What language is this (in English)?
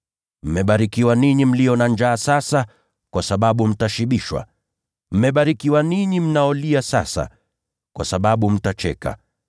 Swahili